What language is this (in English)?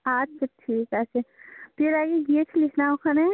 Bangla